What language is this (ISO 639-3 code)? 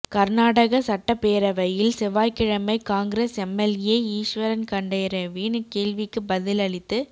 tam